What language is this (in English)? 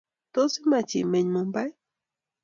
Kalenjin